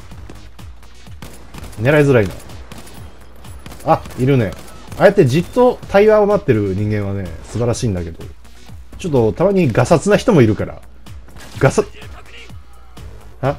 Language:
Japanese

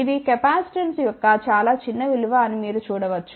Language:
Telugu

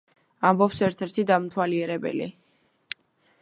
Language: Georgian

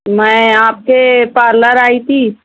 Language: Urdu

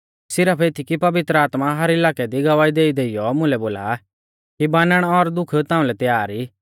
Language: Mahasu Pahari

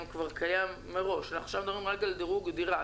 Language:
Hebrew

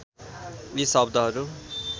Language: Nepali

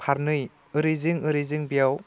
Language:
Bodo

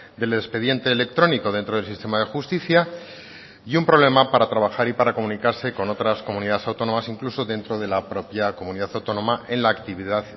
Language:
Spanish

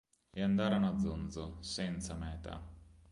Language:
Italian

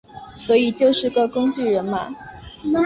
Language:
Chinese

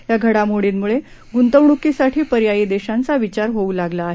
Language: Marathi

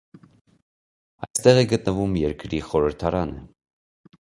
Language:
Armenian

